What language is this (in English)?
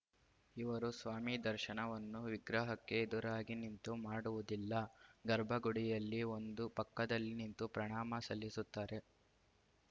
Kannada